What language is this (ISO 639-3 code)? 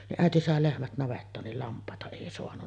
fin